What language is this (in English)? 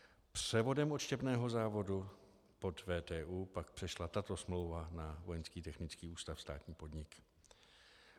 Czech